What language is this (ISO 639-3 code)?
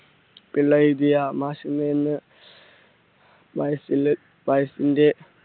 mal